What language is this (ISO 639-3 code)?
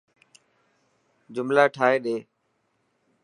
mki